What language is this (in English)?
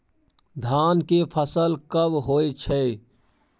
Maithili